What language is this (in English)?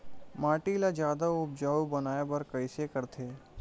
Chhattisgarhi